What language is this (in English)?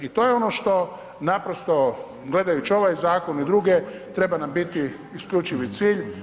Croatian